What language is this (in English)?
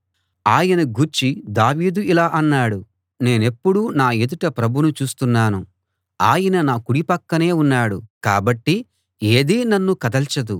Telugu